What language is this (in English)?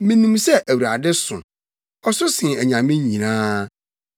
Akan